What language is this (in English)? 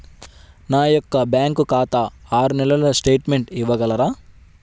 Telugu